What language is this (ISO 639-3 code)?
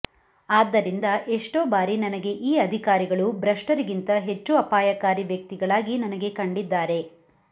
kan